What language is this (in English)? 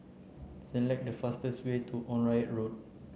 English